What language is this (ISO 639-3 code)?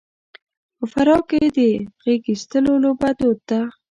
pus